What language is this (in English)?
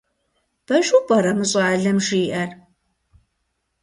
Kabardian